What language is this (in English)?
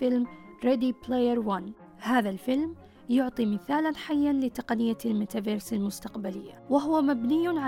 Arabic